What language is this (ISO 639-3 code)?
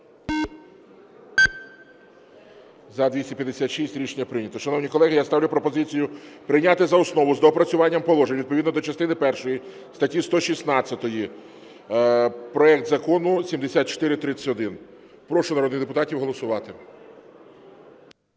ukr